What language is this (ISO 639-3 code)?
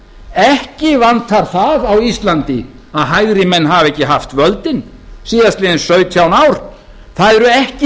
isl